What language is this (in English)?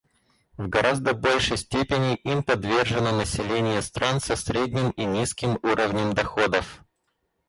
Russian